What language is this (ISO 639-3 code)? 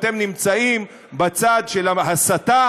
heb